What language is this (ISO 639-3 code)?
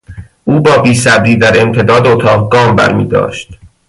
fas